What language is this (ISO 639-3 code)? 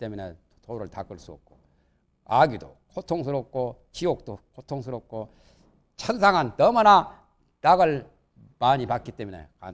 kor